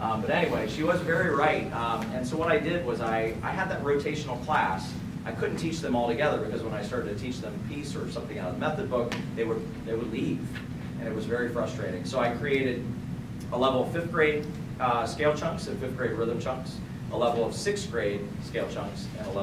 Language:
English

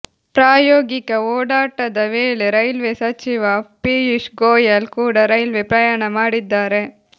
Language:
Kannada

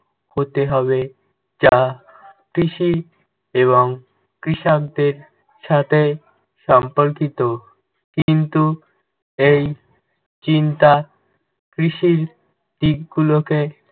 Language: Bangla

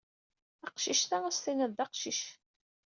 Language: Kabyle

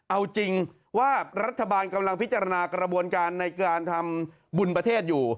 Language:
Thai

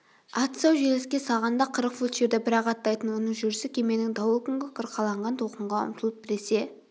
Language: Kazakh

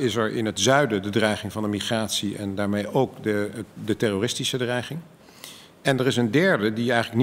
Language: Dutch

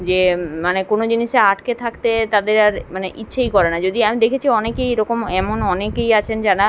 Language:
Bangla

